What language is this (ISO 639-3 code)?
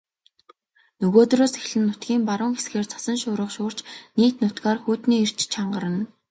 mon